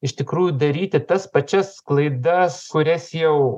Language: Lithuanian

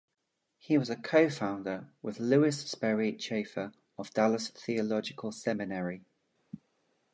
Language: English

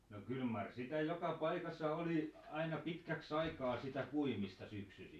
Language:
Finnish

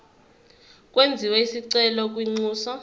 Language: Zulu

